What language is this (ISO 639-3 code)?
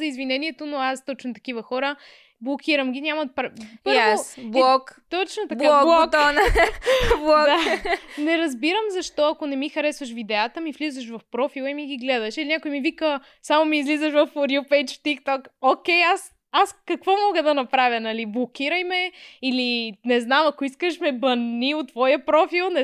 bul